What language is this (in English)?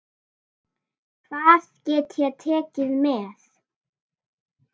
Icelandic